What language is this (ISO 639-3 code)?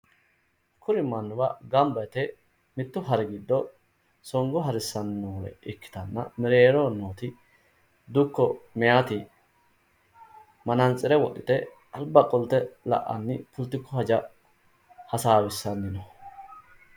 sid